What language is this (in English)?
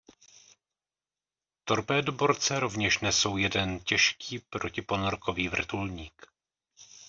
Czech